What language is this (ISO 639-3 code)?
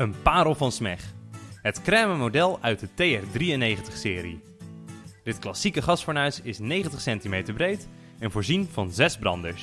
nld